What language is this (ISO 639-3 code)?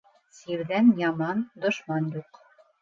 bak